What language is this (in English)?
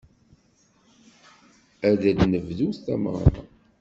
Kabyle